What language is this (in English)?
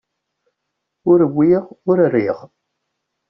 Kabyle